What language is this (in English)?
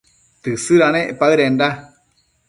Matsés